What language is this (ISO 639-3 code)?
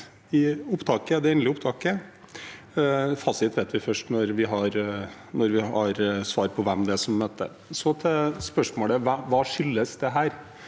nor